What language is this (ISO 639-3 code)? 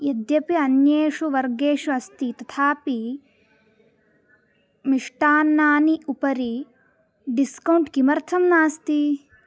san